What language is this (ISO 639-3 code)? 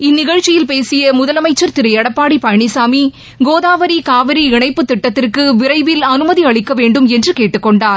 tam